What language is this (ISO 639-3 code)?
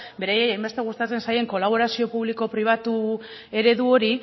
eus